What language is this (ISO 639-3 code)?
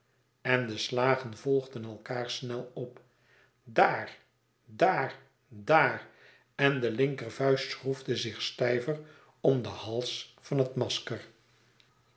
nld